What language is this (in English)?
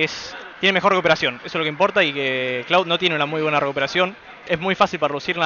Spanish